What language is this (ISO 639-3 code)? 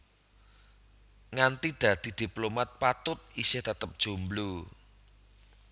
jav